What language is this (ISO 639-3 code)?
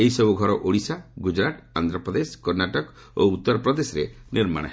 ori